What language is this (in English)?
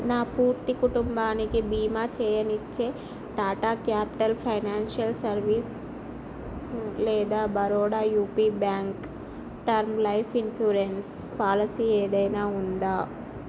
Telugu